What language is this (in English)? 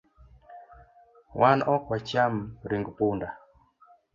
Luo (Kenya and Tanzania)